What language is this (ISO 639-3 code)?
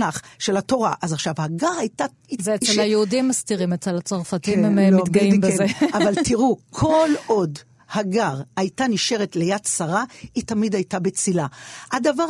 heb